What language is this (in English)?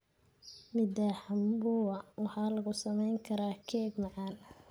Somali